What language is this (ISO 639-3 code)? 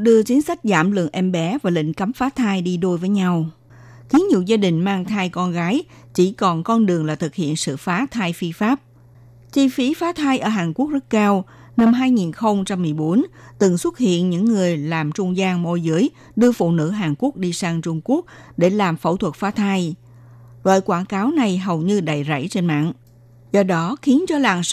vie